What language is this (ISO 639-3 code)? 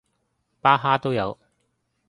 yue